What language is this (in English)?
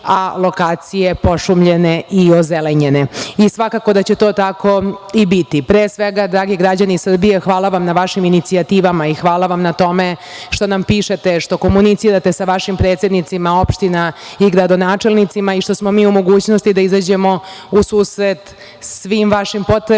Serbian